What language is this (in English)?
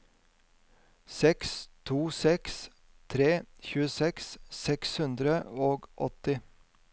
Norwegian